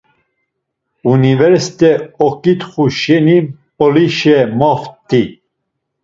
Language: Laz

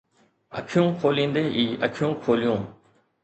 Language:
Sindhi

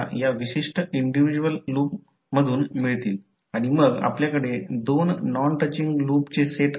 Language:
Marathi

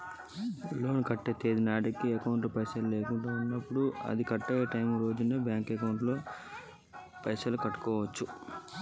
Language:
Telugu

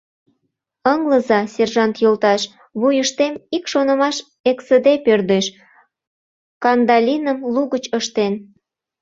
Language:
Mari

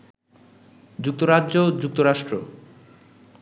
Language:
Bangla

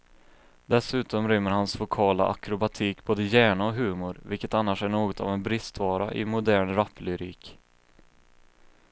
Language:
Swedish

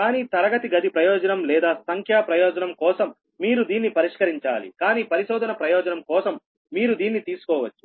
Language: Telugu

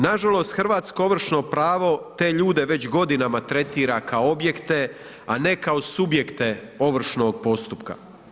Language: Croatian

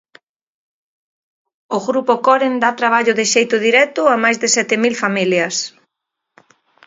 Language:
Galician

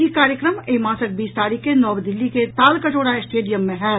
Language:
Maithili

